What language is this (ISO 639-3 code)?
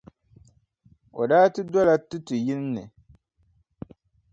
dag